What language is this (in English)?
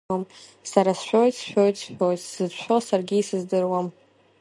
Abkhazian